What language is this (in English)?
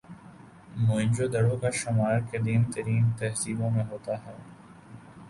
Urdu